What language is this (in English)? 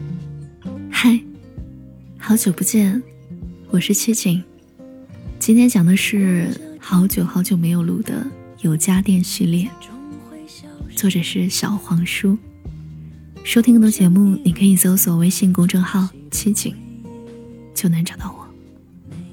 Chinese